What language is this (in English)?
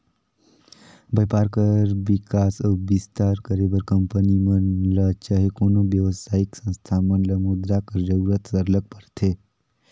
Chhattisgarhi